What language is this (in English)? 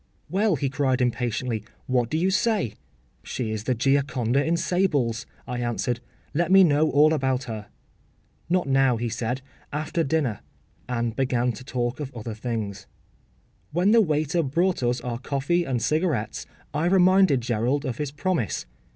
English